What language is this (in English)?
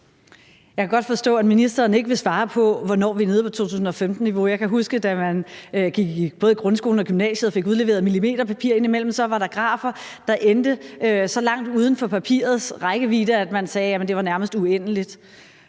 Danish